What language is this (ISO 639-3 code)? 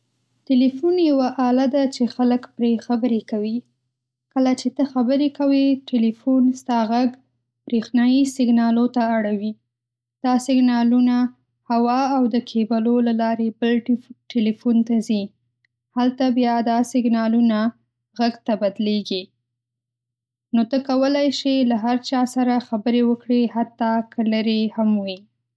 pus